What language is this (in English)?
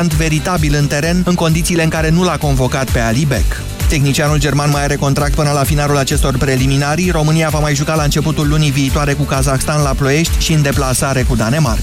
Romanian